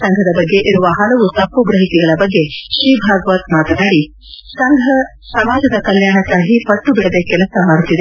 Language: Kannada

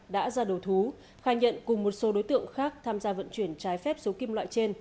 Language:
Vietnamese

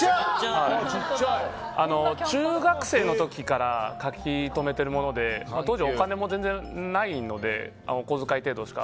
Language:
Japanese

